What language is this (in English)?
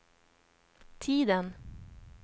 Swedish